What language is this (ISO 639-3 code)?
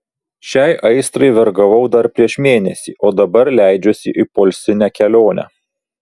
lit